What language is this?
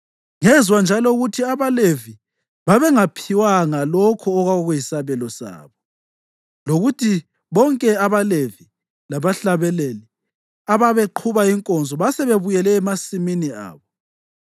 North Ndebele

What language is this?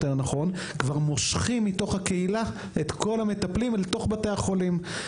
Hebrew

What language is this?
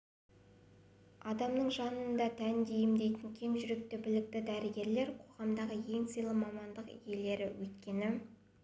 Kazakh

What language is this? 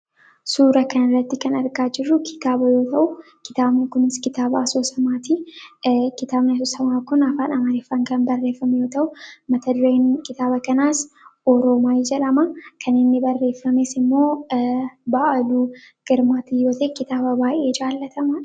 Oromo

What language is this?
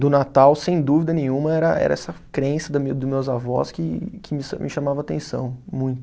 Portuguese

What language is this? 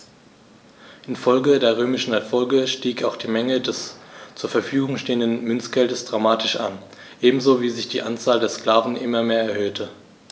German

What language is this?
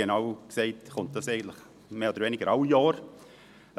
Swiss German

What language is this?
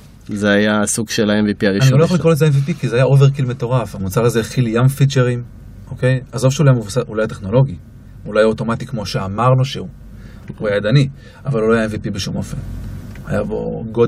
Hebrew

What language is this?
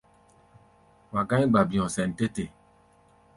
Gbaya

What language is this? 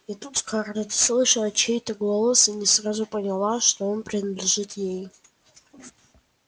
Russian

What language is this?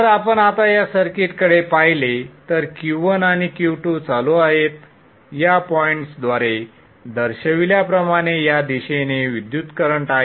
Marathi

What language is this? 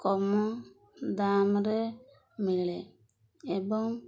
Odia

